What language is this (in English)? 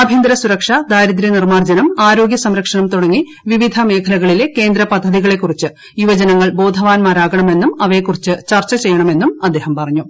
Malayalam